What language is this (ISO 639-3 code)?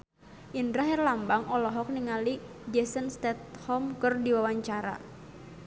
sun